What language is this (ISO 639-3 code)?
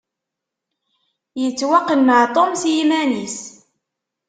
kab